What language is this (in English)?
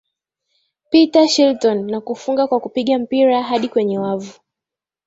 Swahili